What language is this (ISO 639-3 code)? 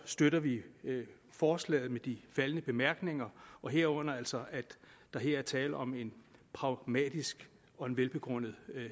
dan